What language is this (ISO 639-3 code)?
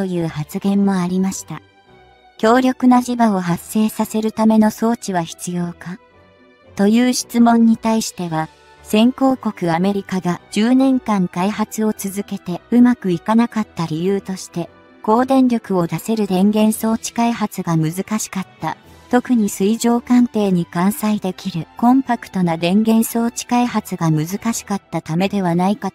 jpn